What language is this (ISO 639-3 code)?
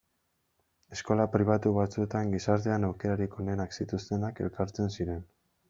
eus